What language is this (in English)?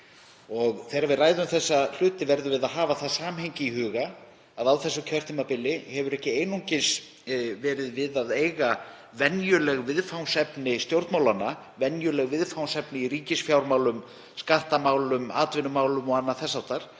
Icelandic